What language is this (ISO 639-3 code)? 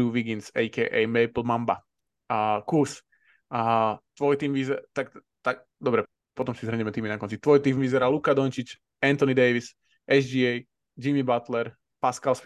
slk